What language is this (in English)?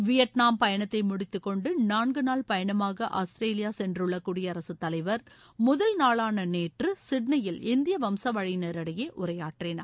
Tamil